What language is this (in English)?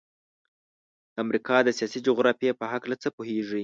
Pashto